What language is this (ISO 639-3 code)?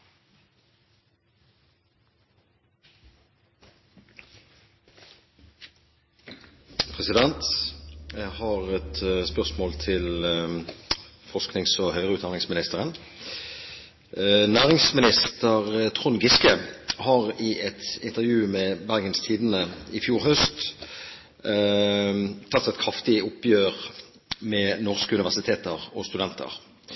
nob